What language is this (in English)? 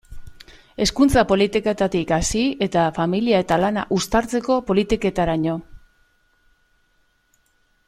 Basque